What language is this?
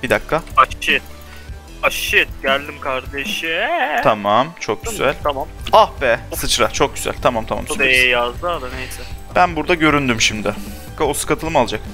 Turkish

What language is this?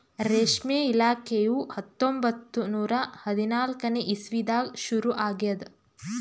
Kannada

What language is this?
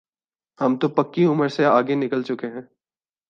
Urdu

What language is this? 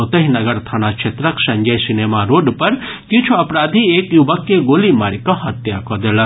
Maithili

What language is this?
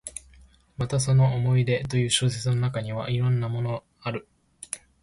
Japanese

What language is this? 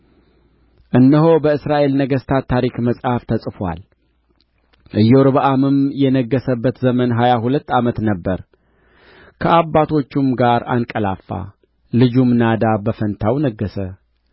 Amharic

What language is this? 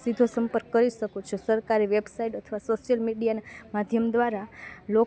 Gujarati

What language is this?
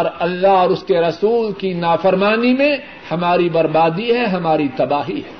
Urdu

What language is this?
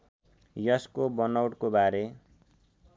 Nepali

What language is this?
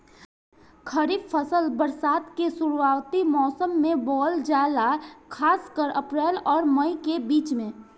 Bhojpuri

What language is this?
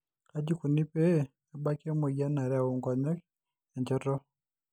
Masai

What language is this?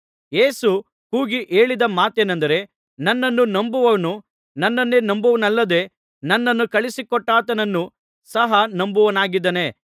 Kannada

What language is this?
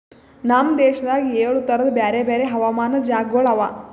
Kannada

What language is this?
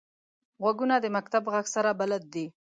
Pashto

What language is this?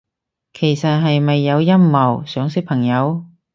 Cantonese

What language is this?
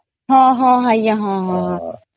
Odia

